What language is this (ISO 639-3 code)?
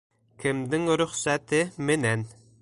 bak